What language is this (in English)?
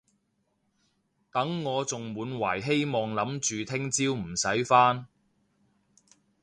Cantonese